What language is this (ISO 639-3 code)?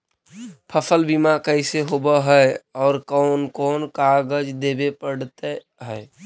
mag